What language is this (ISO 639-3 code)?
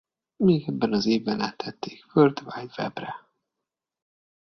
hun